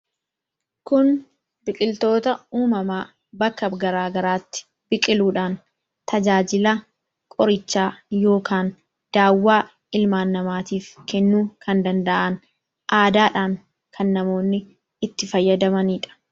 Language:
Oromo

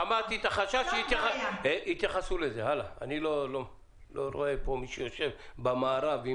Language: Hebrew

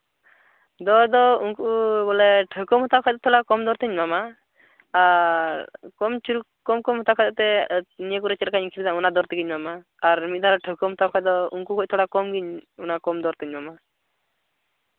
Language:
Santali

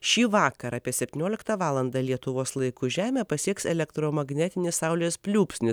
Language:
Lithuanian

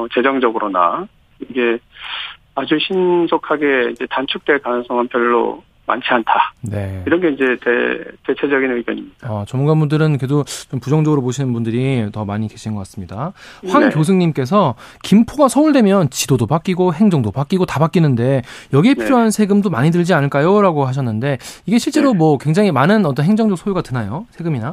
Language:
Korean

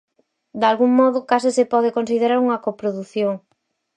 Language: Galician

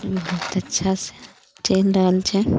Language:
Maithili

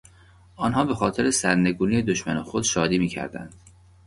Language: Persian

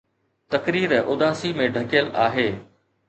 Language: Sindhi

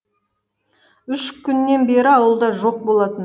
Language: Kazakh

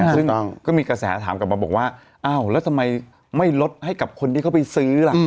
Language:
Thai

